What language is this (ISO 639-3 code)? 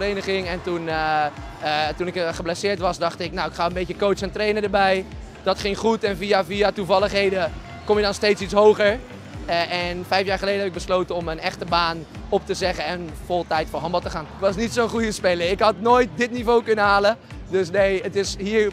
nld